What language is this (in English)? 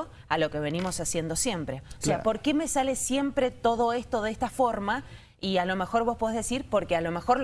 Spanish